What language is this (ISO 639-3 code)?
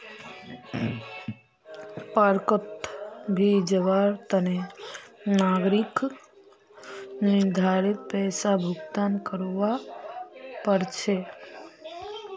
mag